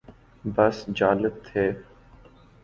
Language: Urdu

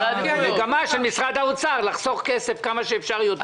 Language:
Hebrew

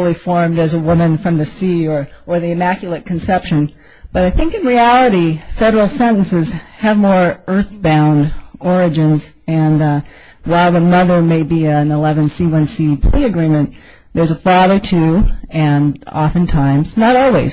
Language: English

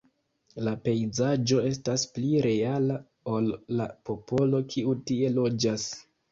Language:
Esperanto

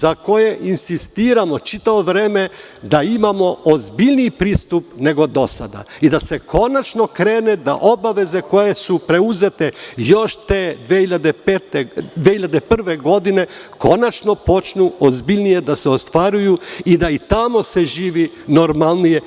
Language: Serbian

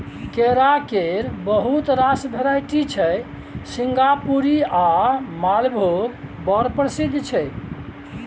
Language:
Maithili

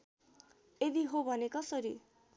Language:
Nepali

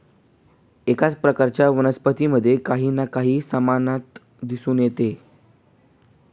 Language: Marathi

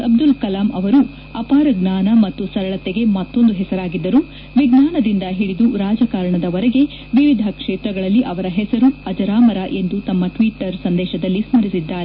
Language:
Kannada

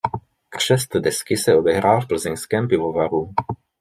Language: Czech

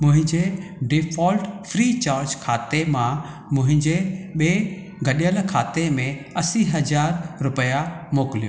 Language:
Sindhi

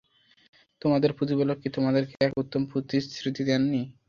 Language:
Bangla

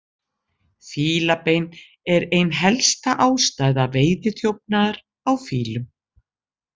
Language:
Icelandic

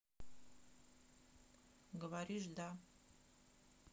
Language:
Russian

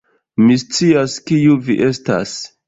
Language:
Esperanto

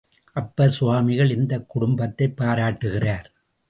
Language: Tamil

